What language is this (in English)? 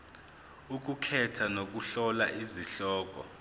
Zulu